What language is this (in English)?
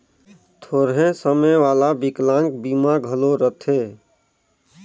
Chhattisgarhi